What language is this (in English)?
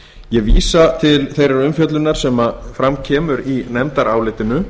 Icelandic